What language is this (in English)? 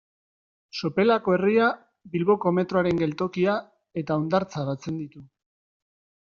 Basque